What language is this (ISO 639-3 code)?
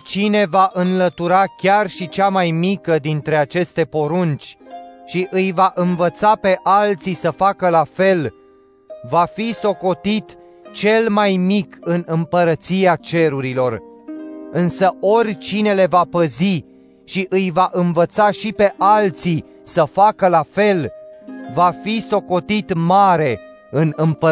ron